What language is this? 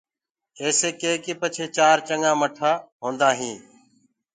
Gurgula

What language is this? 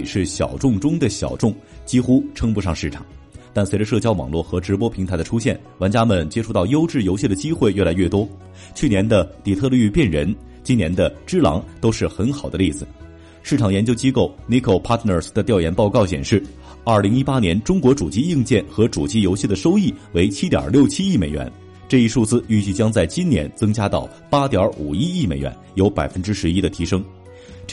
Chinese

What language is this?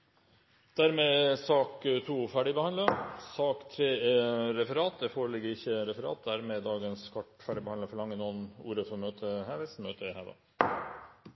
Norwegian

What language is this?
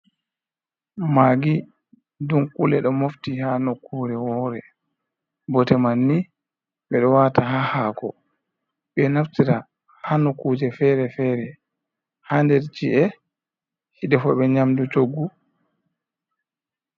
Fula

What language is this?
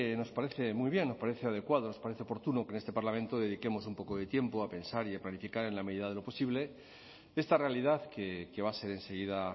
Spanish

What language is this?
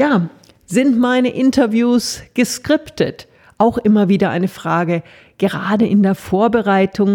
German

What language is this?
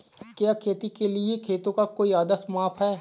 Hindi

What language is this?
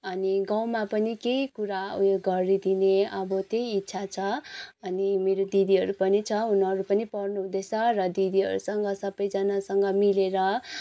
Nepali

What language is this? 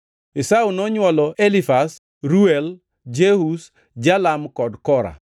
Luo (Kenya and Tanzania)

